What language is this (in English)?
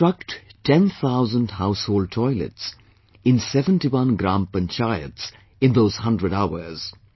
English